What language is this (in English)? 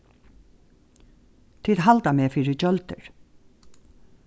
Faroese